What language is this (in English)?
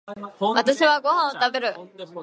Japanese